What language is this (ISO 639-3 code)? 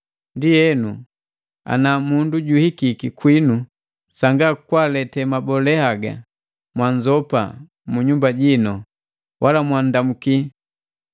mgv